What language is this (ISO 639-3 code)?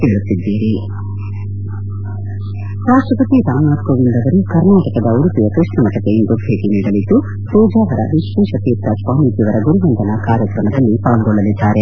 kan